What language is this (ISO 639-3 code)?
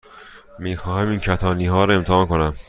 fas